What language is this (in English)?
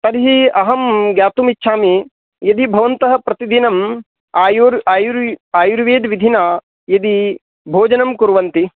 Sanskrit